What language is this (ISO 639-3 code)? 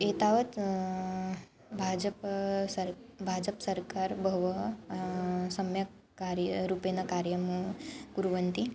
san